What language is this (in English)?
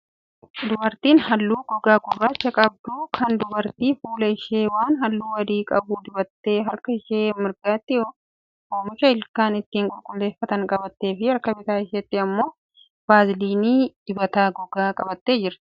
Oromo